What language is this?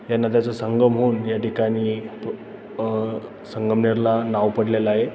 Marathi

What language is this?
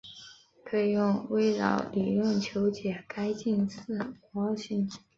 Chinese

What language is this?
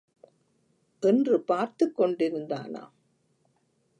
Tamil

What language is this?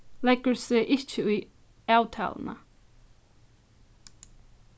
Faroese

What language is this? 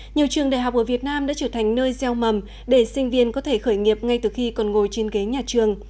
Vietnamese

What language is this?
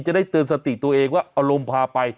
Thai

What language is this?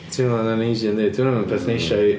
Welsh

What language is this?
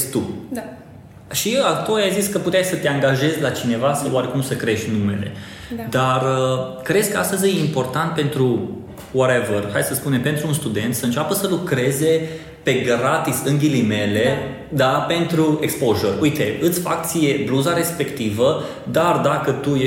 Romanian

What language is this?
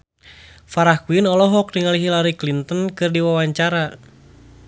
Sundanese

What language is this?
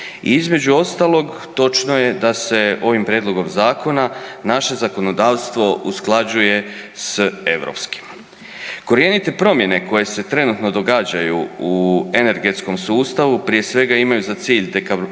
Croatian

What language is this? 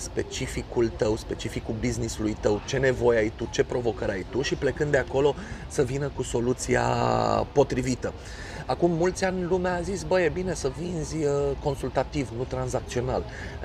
Romanian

